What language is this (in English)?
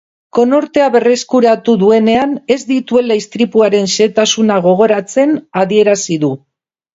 Basque